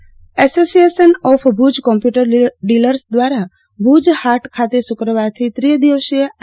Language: Gujarati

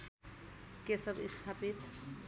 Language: Nepali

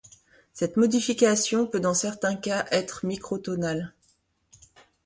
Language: French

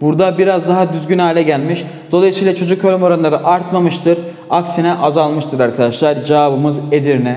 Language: Turkish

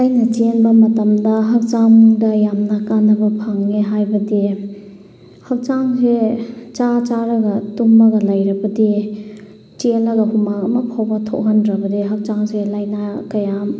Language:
Manipuri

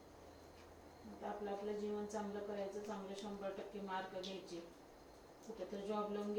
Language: Marathi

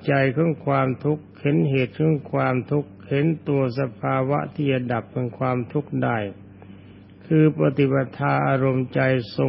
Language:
Thai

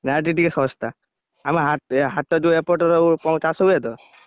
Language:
Odia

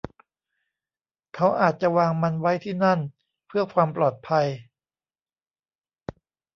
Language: Thai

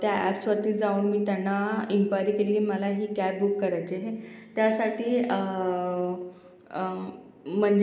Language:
Marathi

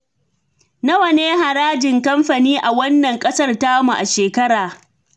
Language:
Hausa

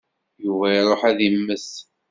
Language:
Kabyle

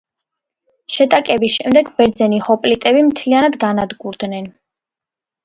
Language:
Georgian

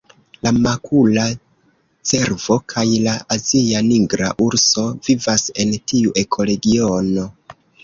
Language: Esperanto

